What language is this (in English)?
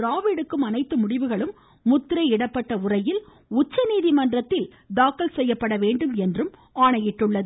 Tamil